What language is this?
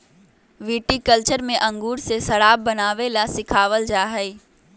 Magahi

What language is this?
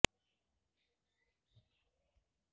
Bangla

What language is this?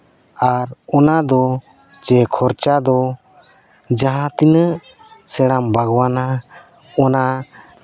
Santali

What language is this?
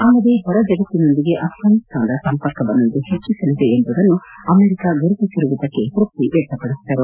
Kannada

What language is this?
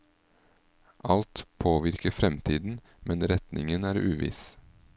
Norwegian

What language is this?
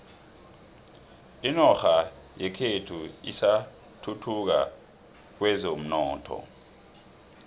South Ndebele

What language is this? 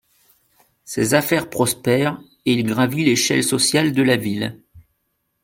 French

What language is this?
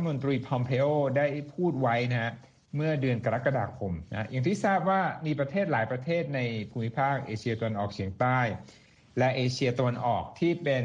Thai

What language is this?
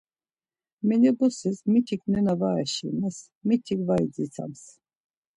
Laz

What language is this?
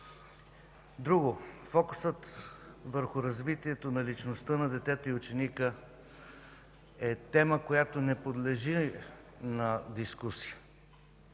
Bulgarian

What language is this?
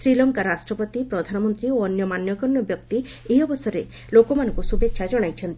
Odia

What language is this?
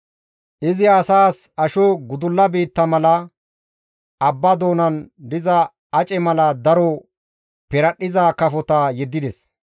Gamo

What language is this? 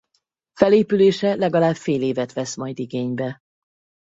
Hungarian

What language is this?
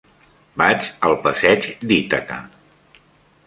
Catalan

